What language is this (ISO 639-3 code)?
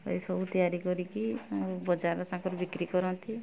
ori